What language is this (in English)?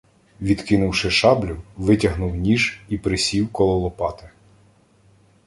Ukrainian